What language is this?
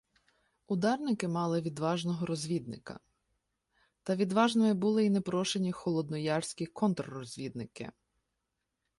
Ukrainian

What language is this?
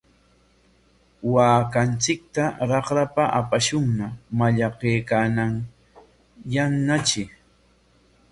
Corongo Ancash Quechua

